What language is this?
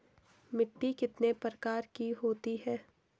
Hindi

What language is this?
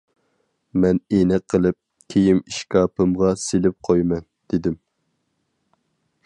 Uyghur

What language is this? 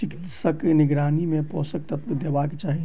Maithili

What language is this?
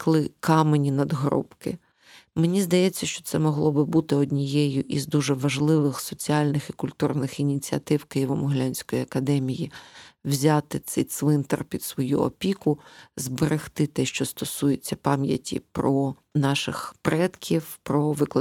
Ukrainian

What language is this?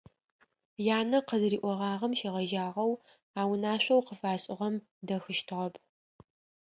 Adyghe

